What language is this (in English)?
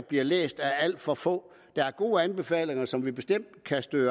Danish